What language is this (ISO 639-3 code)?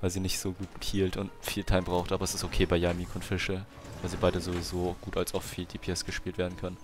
deu